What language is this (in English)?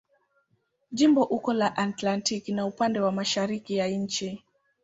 Swahili